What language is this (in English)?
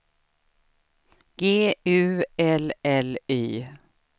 Swedish